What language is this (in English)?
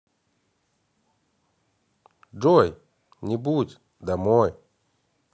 Russian